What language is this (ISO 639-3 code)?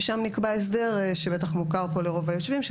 heb